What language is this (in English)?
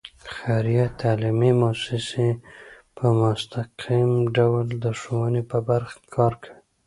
Pashto